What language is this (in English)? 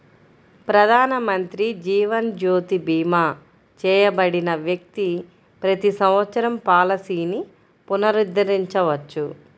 Telugu